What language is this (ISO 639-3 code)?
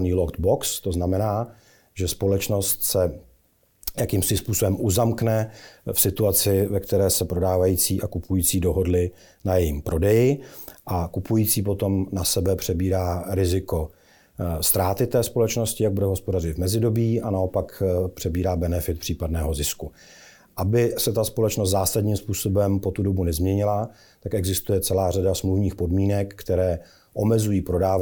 ces